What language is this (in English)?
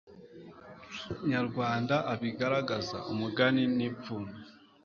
Kinyarwanda